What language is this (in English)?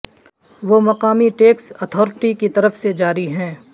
Urdu